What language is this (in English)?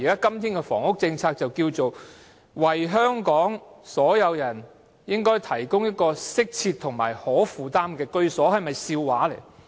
Cantonese